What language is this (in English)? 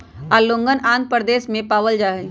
Magahi